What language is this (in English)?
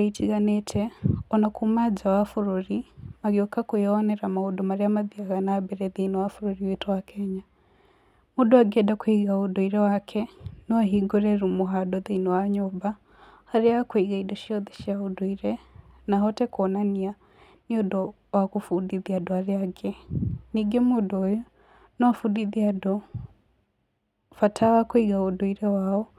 Kikuyu